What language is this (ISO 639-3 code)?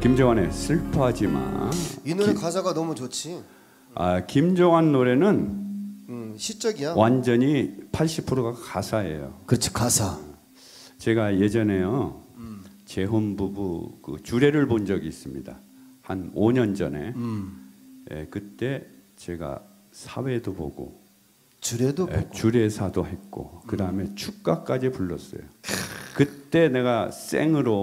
kor